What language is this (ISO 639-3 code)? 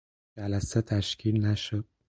fas